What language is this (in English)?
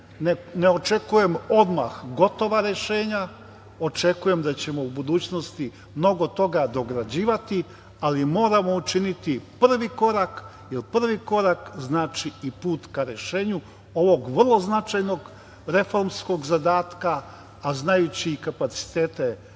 Serbian